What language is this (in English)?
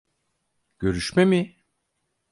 Turkish